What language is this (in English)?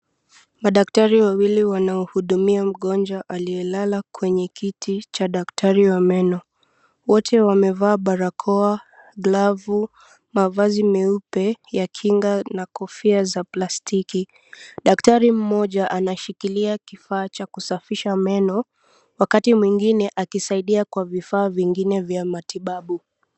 Swahili